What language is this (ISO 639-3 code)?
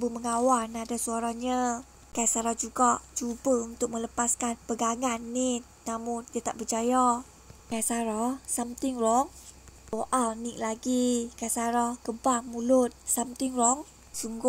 msa